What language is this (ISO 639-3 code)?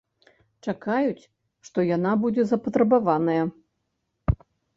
bel